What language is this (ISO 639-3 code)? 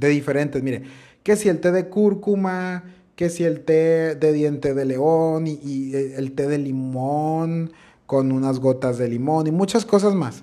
spa